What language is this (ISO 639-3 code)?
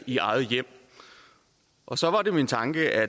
dan